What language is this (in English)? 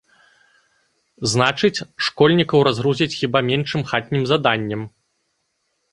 Belarusian